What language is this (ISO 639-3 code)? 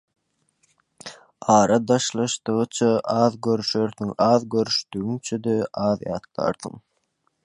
tuk